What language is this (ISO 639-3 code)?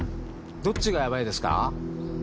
jpn